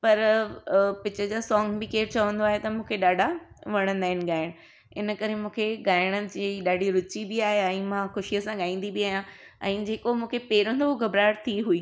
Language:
Sindhi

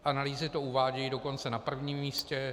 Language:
Czech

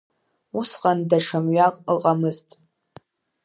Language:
Abkhazian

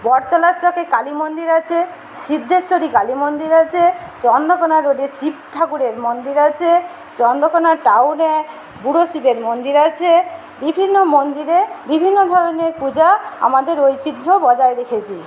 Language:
Bangla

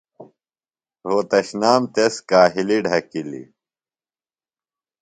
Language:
Phalura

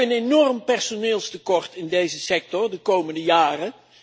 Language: Dutch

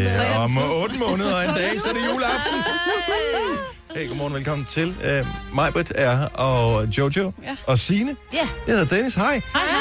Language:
Danish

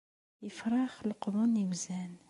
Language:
Kabyle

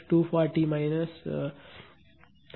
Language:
Tamil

